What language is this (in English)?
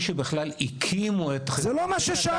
Hebrew